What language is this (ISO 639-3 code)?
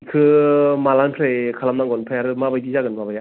brx